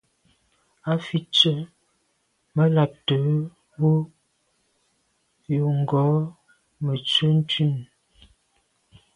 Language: Medumba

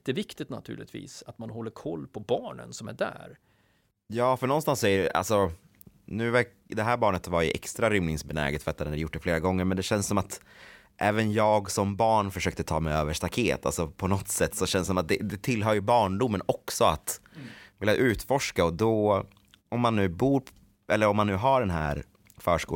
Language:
Swedish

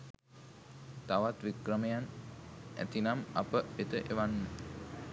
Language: Sinhala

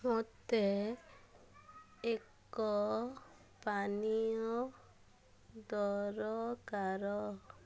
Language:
Odia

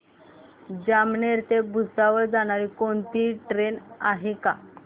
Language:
Marathi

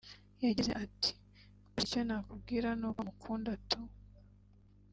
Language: Kinyarwanda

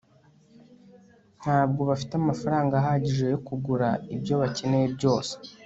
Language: Kinyarwanda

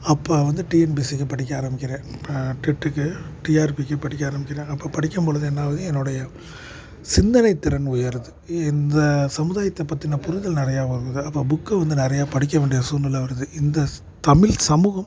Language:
Tamil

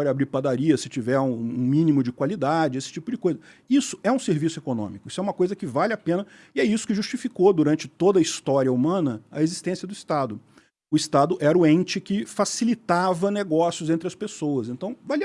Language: Portuguese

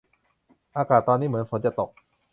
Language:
Thai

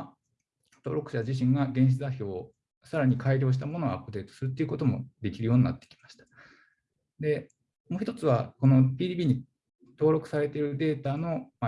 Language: Japanese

